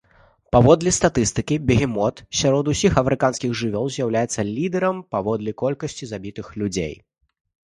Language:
Belarusian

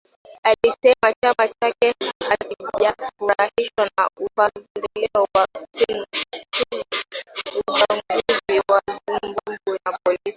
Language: Swahili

